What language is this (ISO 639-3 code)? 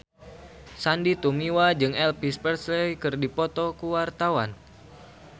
sun